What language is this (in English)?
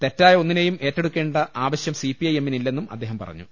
Malayalam